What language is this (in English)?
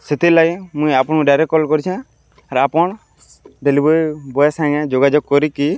Odia